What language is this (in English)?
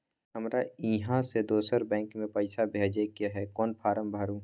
Maithili